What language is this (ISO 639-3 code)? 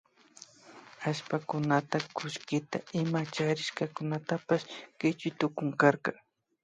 qvi